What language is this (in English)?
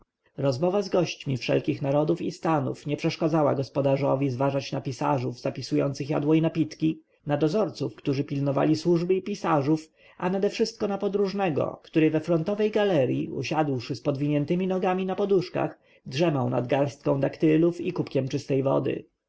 Polish